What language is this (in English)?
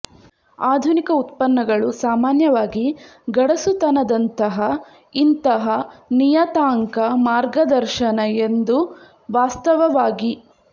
Kannada